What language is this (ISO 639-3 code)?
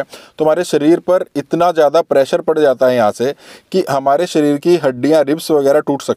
hin